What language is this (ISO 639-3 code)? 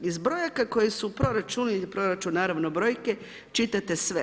hrv